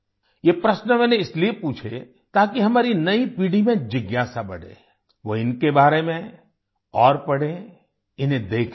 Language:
Hindi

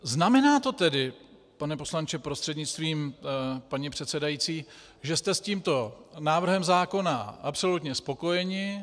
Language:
Czech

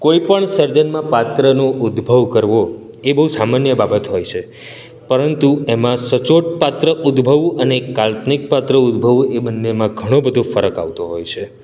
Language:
Gujarati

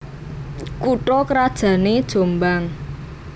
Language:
Javanese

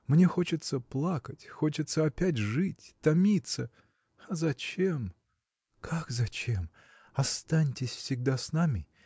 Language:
Russian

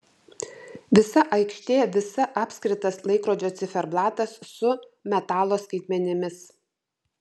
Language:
Lithuanian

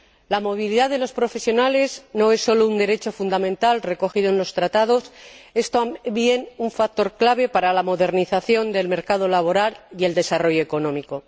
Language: Spanish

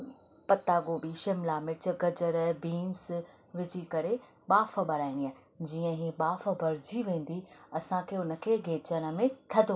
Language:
Sindhi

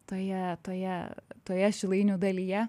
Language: Lithuanian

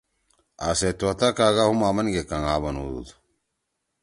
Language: Torwali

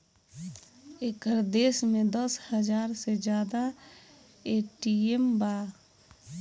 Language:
Bhojpuri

